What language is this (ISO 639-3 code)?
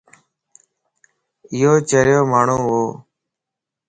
lss